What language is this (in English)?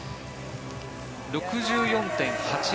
Japanese